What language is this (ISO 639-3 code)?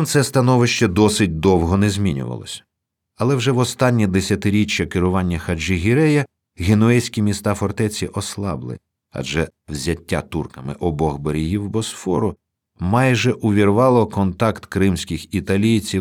ukr